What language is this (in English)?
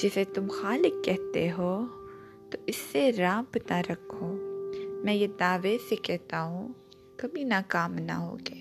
Urdu